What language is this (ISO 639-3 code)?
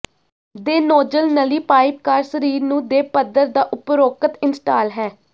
pan